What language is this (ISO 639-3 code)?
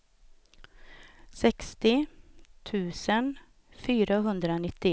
swe